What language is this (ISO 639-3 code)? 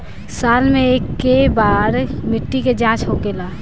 bho